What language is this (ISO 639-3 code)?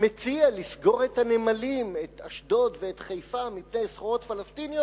heb